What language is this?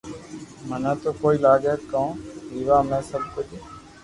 Loarki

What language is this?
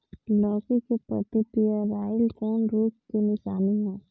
Bhojpuri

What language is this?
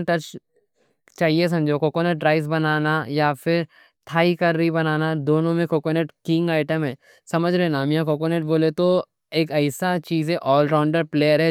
Deccan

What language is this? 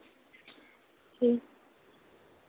Dogri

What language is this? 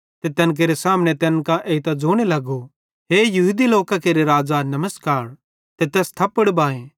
Bhadrawahi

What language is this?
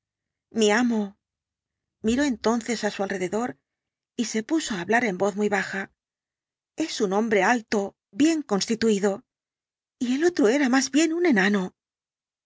Spanish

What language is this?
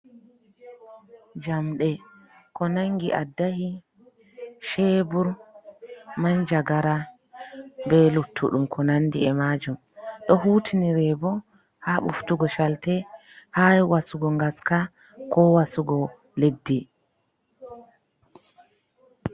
Fula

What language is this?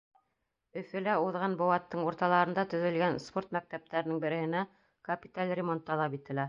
Bashkir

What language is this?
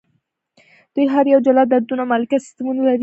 Pashto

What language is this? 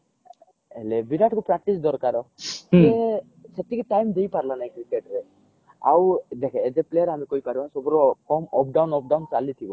Odia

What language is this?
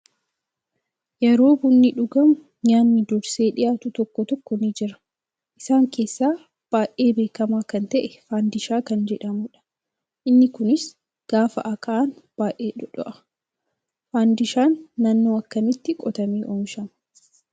Oromo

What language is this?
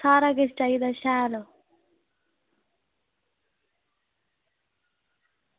Dogri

